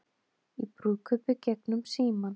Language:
Icelandic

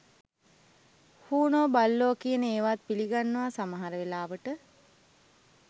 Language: Sinhala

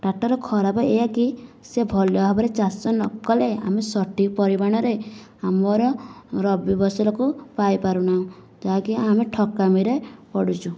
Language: Odia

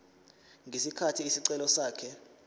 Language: Zulu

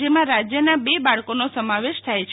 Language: Gujarati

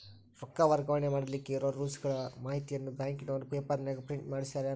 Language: Kannada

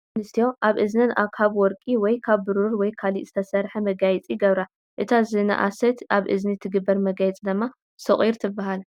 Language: Tigrinya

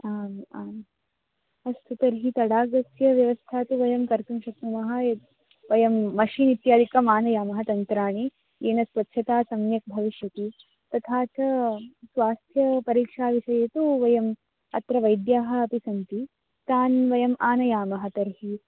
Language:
Sanskrit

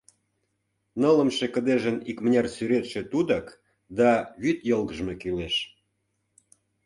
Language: Mari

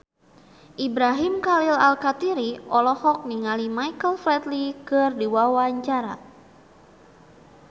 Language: Sundanese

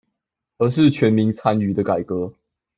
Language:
Chinese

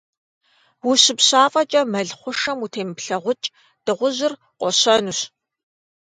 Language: Kabardian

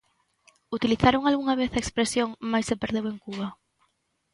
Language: Galician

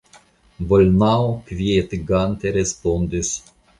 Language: Esperanto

